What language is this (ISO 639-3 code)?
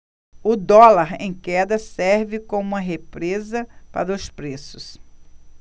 por